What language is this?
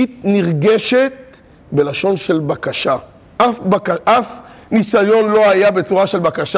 Hebrew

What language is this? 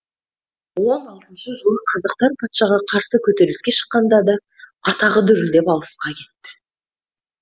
Kazakh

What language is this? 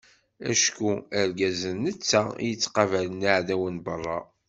Kabyle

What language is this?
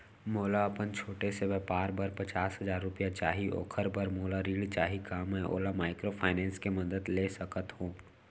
Chhattisgarhi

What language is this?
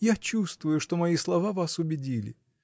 Russian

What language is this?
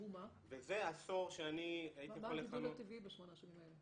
Hebrew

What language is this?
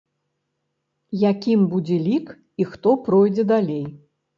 Belarusian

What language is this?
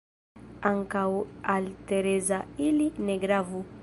Esperanto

